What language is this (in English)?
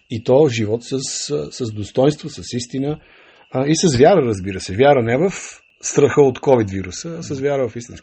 Bulgarian